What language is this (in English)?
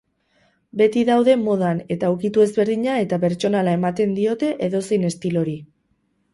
Basque